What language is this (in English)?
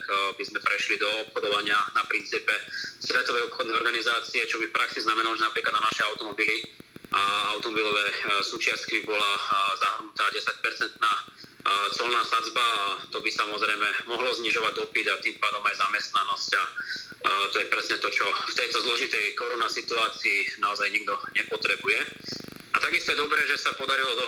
Slovak